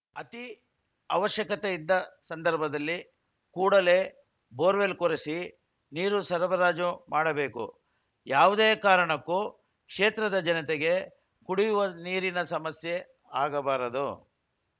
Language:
Kannada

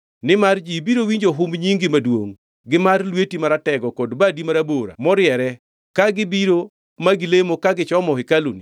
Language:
Luo (Kenya and Tanzania)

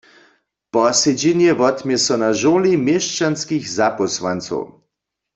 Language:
Upper Sorbian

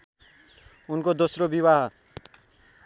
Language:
Nepali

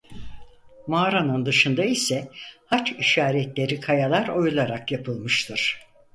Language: Turkish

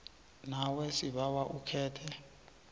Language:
South Ndebele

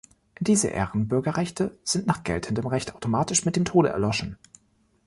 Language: German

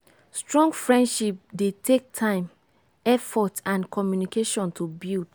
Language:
Nigerian Pidgin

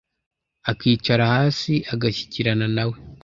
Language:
Kinyarwanda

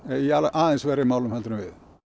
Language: Icelandic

